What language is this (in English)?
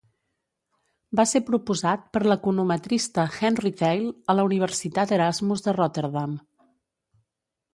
Catalan